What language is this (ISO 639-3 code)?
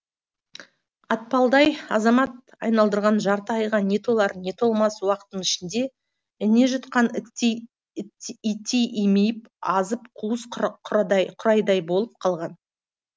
kaz